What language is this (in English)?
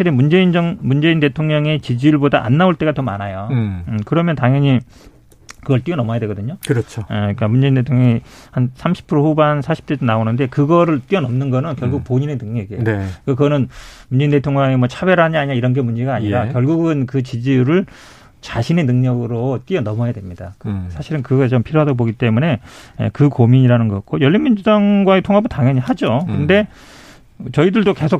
Korean